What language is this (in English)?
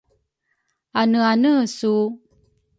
Rukai